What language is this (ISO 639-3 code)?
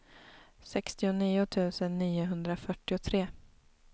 swe